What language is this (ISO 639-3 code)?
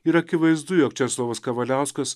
lit